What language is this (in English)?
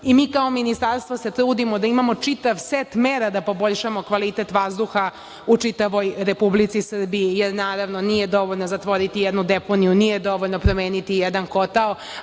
Serbian